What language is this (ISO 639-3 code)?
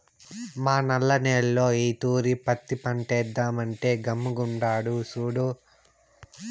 tel